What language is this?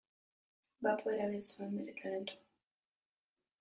Basque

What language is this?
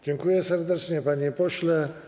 Polish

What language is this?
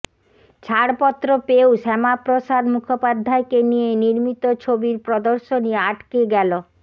Bangla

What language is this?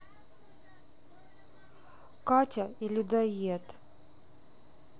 Russian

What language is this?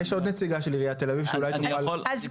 Hebrew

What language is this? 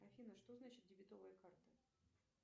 Russian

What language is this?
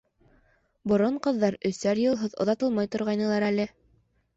Bashkir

